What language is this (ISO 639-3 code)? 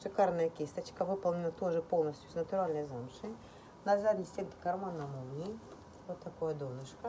rus